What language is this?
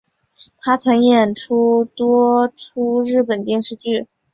Chinese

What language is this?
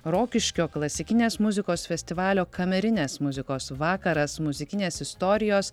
Lithuanian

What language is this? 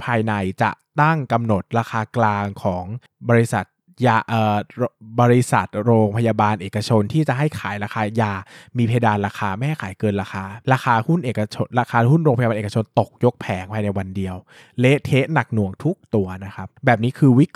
Thai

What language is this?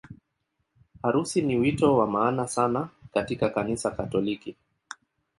Swahili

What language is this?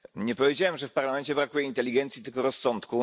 Polish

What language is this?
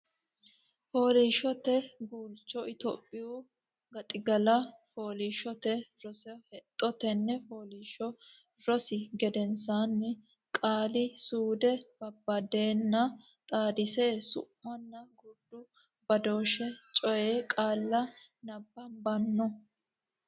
Sidamo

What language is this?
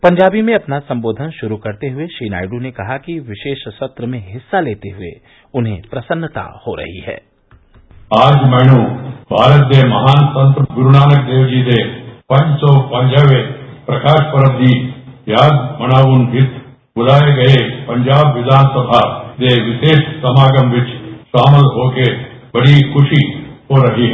Hindi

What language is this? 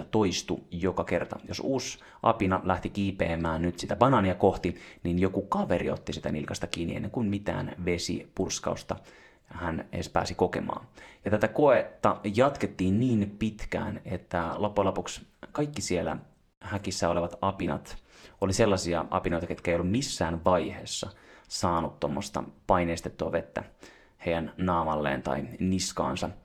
Finnish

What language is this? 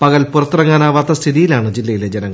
Malayalam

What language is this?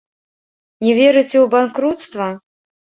Belarusian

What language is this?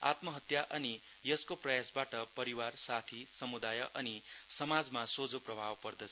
Nepali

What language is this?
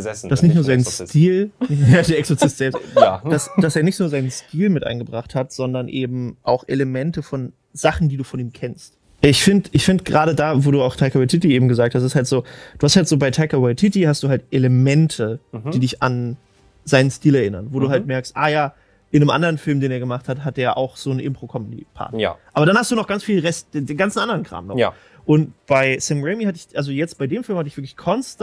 German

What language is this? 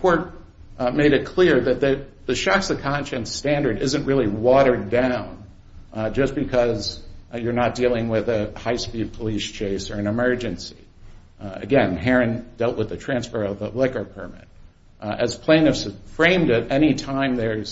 English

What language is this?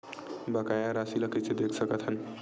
Chhattisgarhi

